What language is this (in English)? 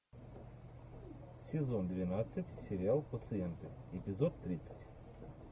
Russian